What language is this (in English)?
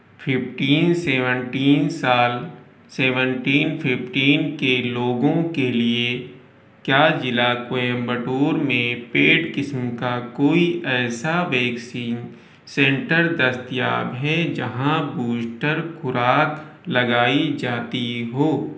Urdu